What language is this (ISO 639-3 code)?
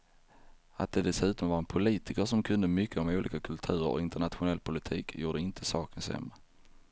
swe